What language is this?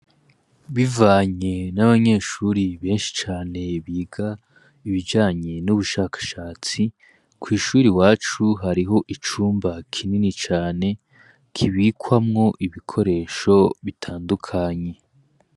Rundi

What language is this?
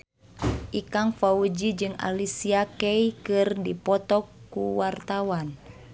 Sundanese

